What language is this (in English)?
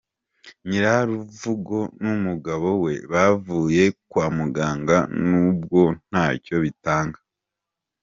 Kinyarwanda